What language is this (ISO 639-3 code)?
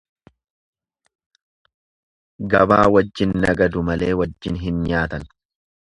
orm